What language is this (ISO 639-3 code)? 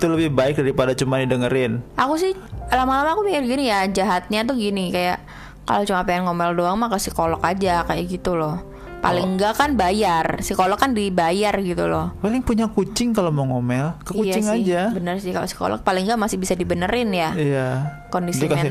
ind